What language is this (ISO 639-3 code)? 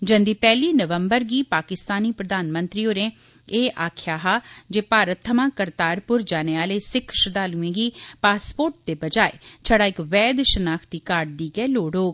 doi